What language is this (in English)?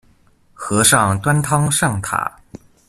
Chinese